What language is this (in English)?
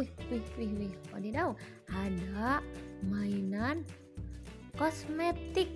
Indonesian